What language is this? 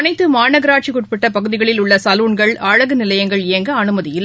Tamil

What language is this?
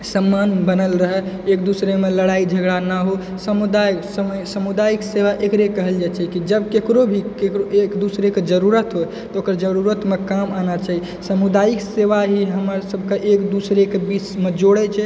Maithili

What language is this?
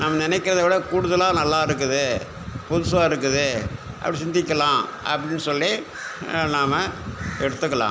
Tamil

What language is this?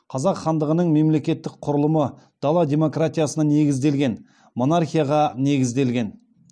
Kazakh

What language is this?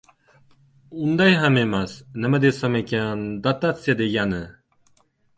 Uzbek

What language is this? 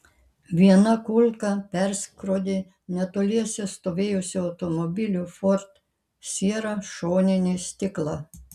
Lithuanian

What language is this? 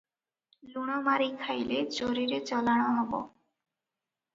Odia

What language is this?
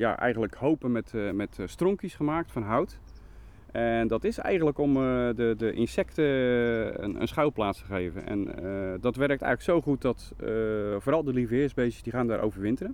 Dutch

